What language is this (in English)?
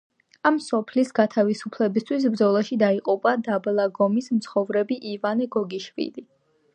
Georgian